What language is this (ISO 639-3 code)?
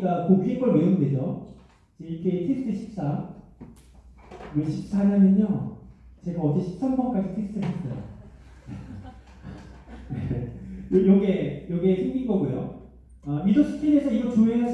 kor